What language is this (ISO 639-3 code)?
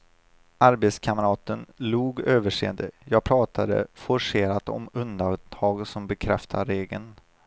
swe